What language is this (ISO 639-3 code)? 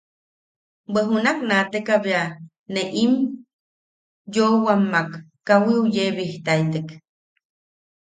yaq